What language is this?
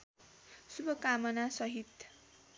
Nepali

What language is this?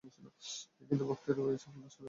Bangla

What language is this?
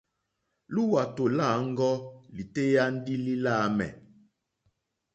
Mokpwe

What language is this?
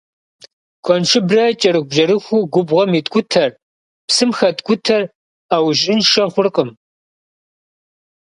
Kabardian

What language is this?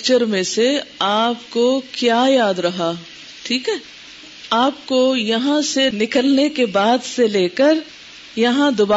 Urdu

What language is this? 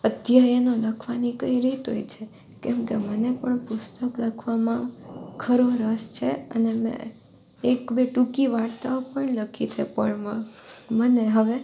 Gujarati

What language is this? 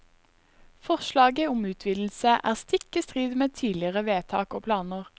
Norwegian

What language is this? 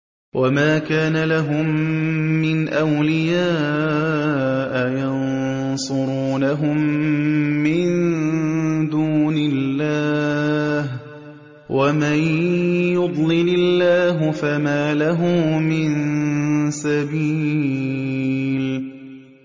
Arabic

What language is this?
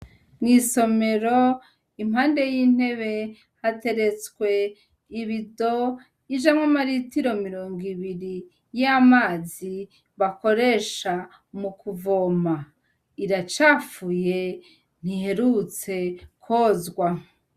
Rundi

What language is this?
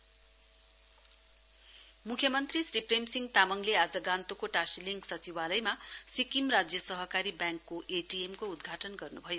Nepali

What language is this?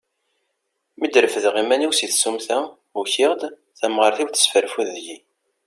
Kabyle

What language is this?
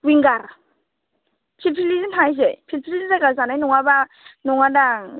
Bodo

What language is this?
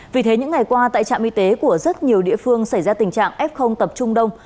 Vietnamese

